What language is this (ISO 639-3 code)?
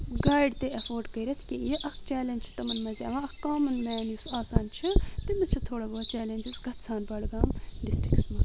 kas